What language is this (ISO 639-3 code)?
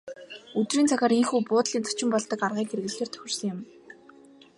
mon